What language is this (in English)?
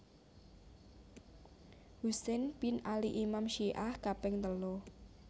Javanese